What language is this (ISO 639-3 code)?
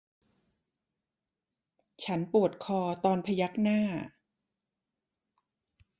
tha